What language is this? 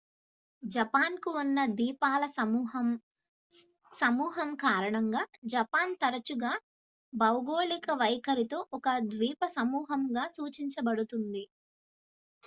Telugu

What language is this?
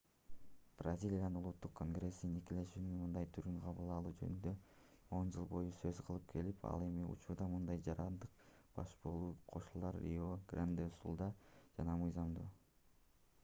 Kyrgyz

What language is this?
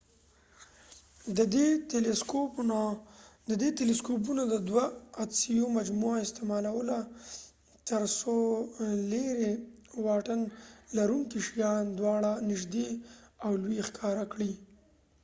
Pashto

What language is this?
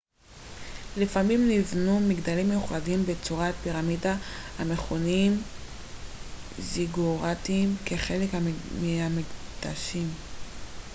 Hebrew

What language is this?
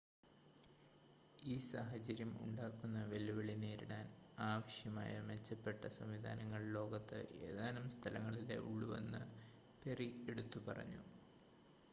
Malayalam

